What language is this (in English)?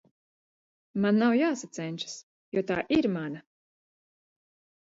Latvian